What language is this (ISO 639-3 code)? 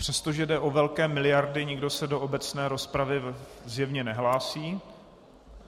ces